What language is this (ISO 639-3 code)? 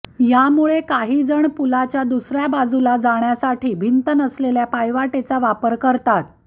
mar